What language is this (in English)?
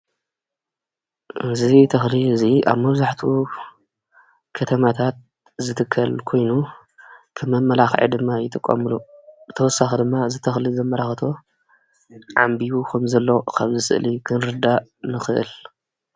Tigrinya